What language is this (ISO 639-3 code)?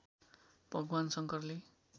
nep